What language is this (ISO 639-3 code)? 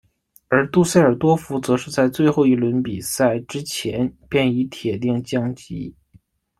zho